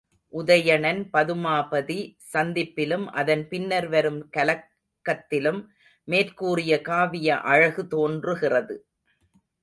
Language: Tamil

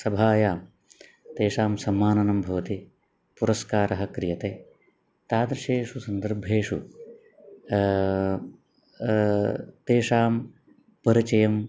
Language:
Sanskrit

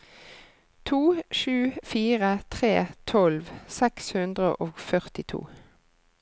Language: Norwegian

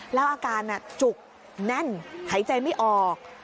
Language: Thai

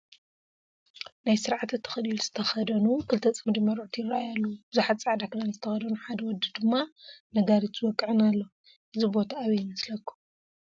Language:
Tigrinya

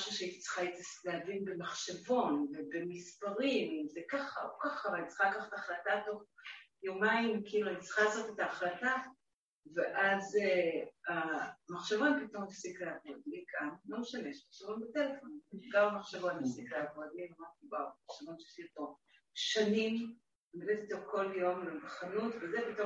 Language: Hebrew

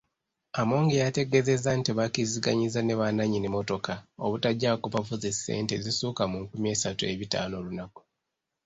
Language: Ganda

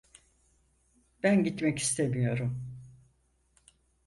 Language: Turkish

